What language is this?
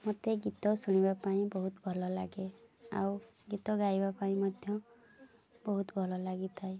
Odia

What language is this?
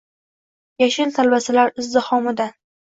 Uzbek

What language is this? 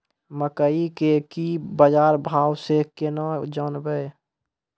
Maithili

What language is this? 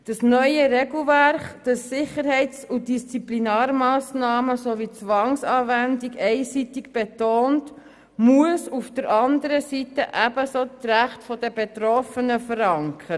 Swiss German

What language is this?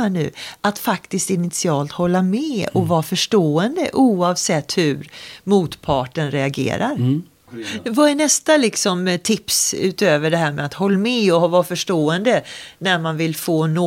Swedish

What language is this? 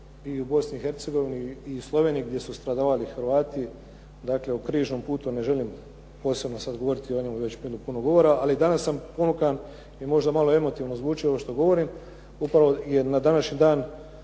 Croatian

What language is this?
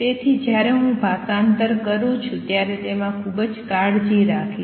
Gujarati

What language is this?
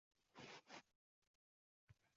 Uzbek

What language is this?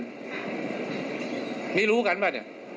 Thai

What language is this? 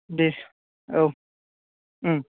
Bodo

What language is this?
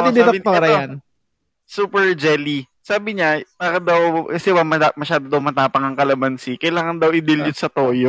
Filipino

